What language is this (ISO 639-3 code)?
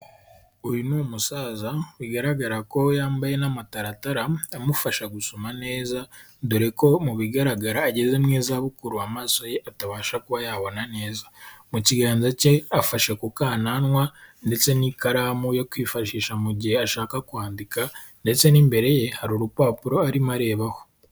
kin